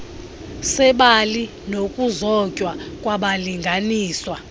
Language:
Xhosa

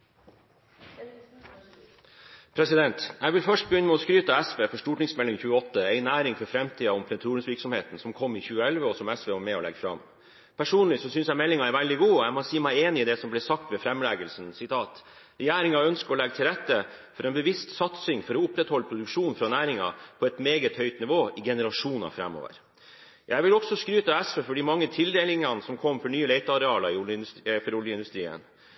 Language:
Norwegian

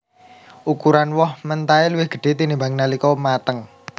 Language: Javanese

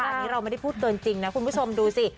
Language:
Thai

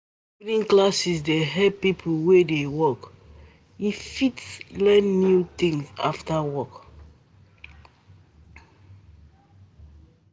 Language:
Nigerian Pidgin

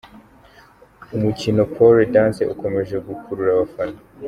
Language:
Kinyarwanda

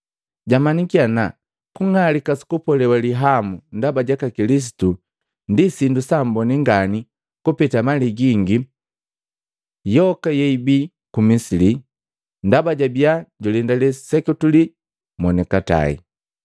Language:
Matengo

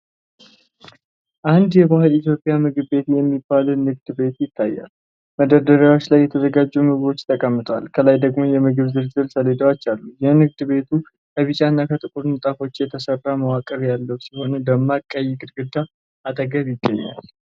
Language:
Amharic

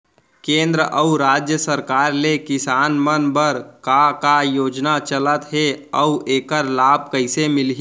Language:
Chhattisgarhi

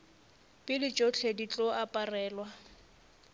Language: Northern Sotho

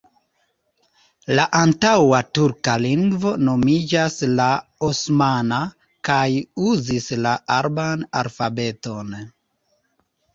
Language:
Esperanto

